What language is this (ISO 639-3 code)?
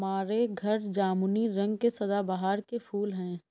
hin